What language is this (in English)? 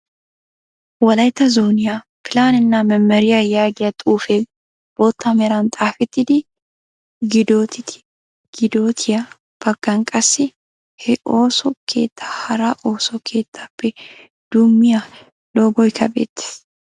Wolaytta